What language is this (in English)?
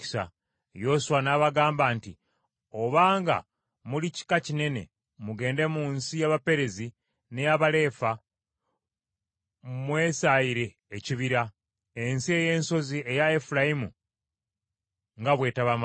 Ganda